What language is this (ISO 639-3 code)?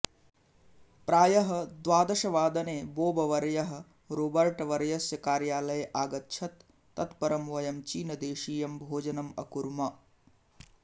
san